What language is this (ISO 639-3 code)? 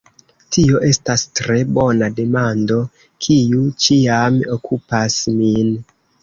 epo